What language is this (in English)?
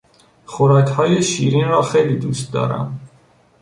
Persian